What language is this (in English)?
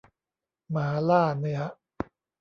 Thai